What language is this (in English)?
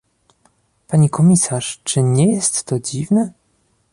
Polish